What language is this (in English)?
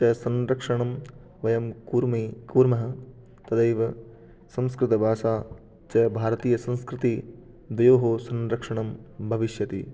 Sanskrit